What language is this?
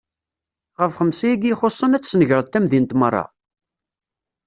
Kabyle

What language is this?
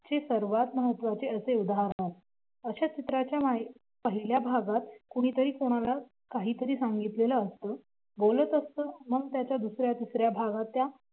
Marathi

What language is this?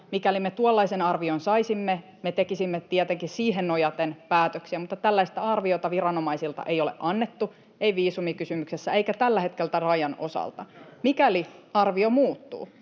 Finnish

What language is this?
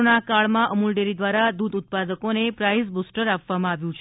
Gujarati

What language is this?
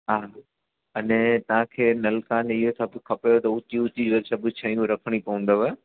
Sindhi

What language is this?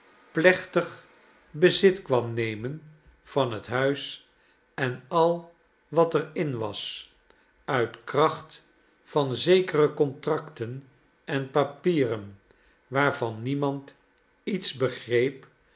Dutch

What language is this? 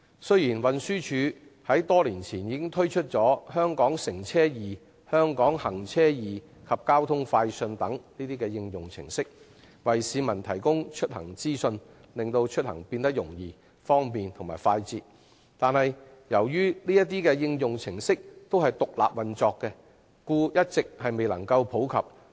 Cantonese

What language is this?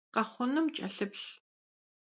Kabardian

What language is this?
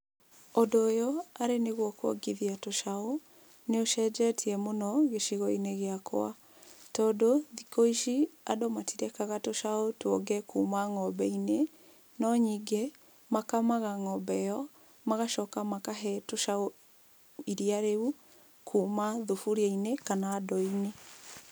Kikuyu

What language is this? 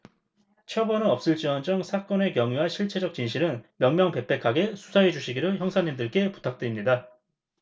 Korean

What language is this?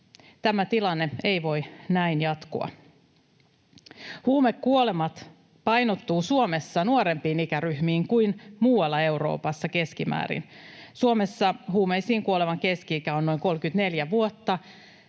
Finnish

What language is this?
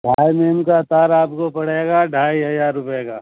Urdu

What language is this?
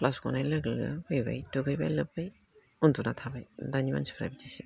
Bodo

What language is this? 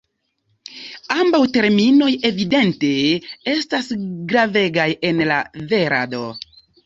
Esperanto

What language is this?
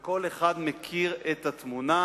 Hebrew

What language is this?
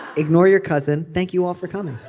English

